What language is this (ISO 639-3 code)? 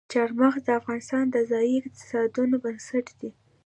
pus